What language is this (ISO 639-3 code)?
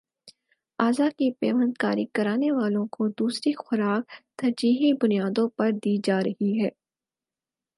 urd